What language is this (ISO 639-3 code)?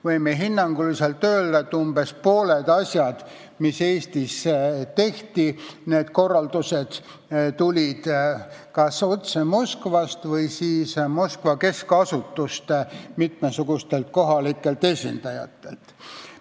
est